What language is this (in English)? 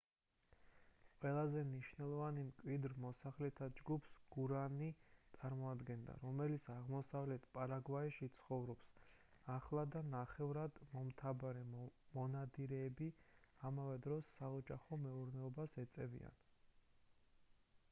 Georgian